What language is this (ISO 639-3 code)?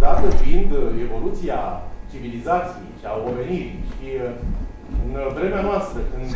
ron